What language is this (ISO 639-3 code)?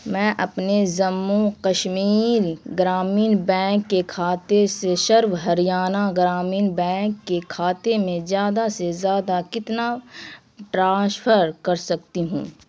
urd